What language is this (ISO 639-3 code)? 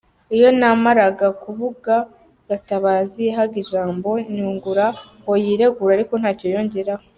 kin